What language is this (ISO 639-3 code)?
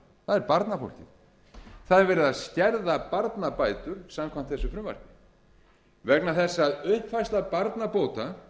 isl